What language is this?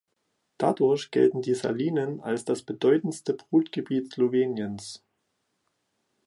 German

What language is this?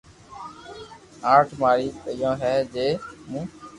Loarki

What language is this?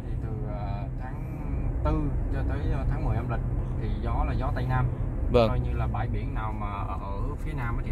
Vietnamese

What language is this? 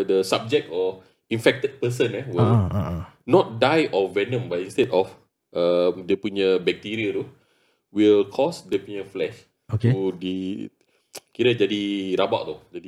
Malay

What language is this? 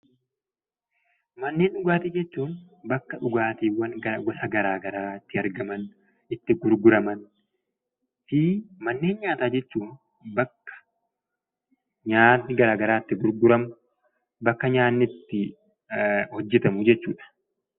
Oromo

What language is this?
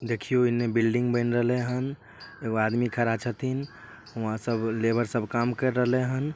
Magahi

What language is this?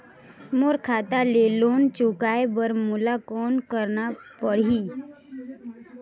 Chhattisgarhi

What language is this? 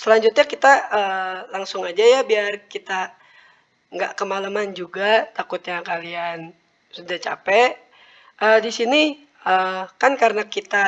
Indonesian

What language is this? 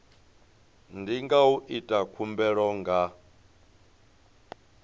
Venda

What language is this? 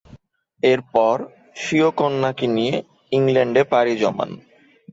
Bangla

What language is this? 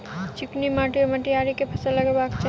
Maithili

